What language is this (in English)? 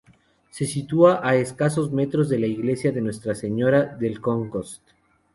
Spanish